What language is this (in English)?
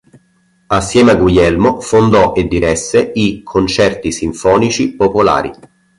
Italian